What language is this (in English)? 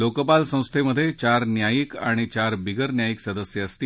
Marathi